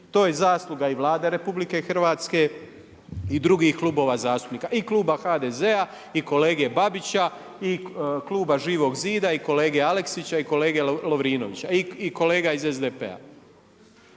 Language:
Croatian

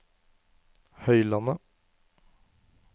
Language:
Norwegian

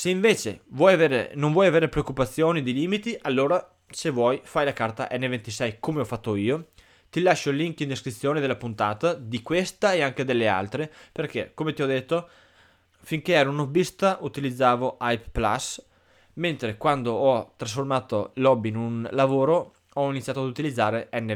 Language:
Italian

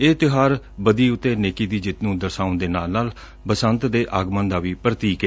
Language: Punjabi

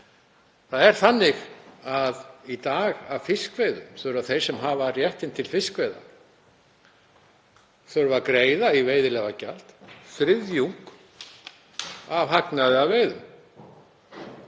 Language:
Icelandic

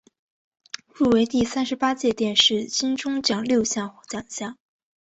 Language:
Chinese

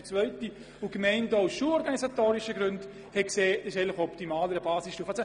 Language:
Swiss German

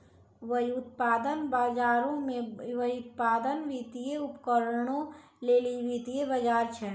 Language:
Maithili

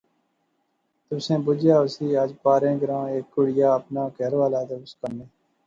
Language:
Pahari-Potwari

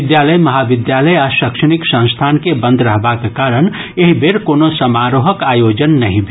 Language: Maithili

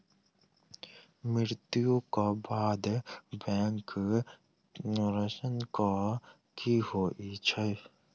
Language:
Maithili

